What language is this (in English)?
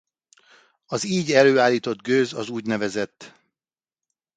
Hungarian